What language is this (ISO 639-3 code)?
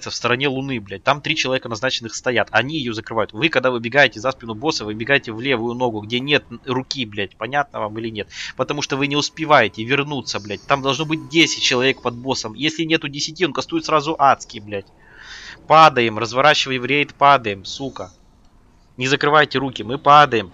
rus